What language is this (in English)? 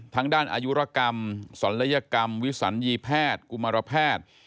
Thai